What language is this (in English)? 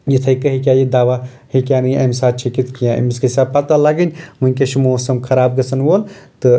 Kashmiri